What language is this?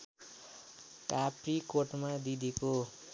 Nepali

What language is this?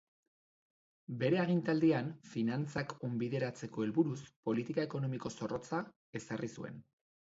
Basque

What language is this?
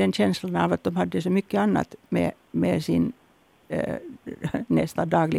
Swedish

